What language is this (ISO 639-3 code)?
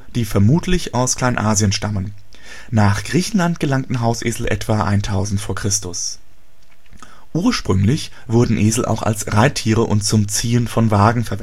deu